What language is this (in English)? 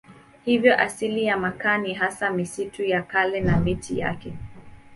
Swahili